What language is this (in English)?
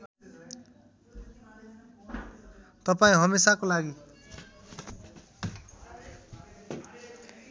Nepali